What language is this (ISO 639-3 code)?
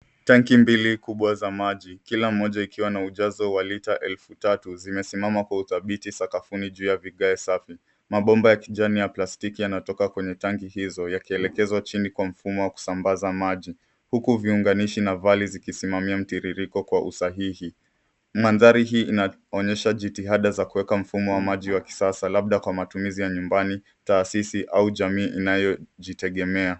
swa